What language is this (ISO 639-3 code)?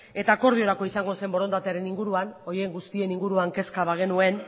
eus